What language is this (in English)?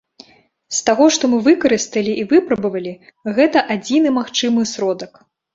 Belarusian